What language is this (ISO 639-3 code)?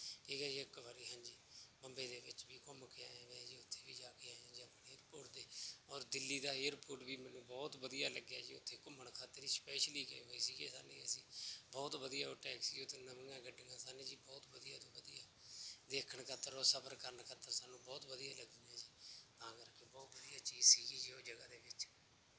pan